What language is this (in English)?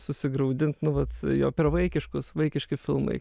Lithuanian